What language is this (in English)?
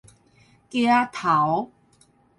Min Nan Chinese